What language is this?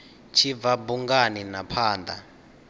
Venda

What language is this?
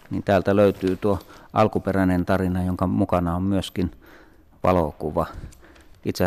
Finnish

